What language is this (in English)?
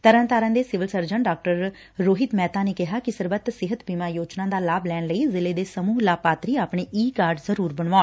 Punjabi